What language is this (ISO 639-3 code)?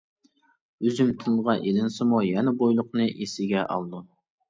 uig